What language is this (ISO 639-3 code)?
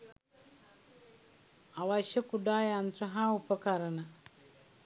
sin